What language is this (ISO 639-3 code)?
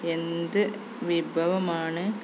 mal